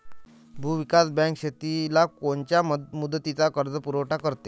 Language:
Marathi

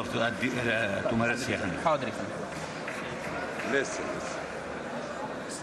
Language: Arabic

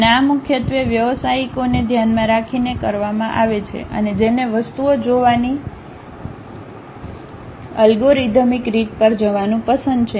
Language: Gujarati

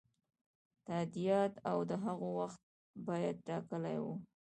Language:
Pashto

